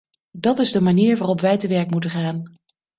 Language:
Dutch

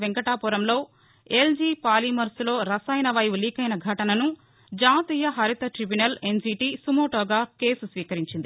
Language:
Telugu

